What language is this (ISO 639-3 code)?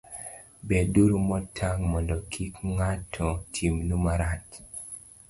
luo